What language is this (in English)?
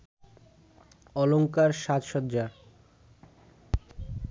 Bangla